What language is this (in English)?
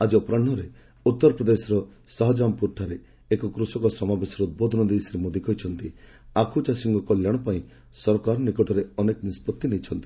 Odia